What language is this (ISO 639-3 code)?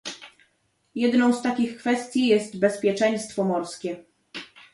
pol